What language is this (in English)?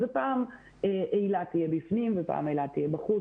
Hebrew